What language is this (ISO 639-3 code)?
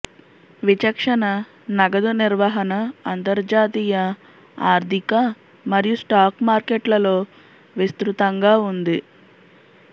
tel